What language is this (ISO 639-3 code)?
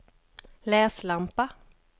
swe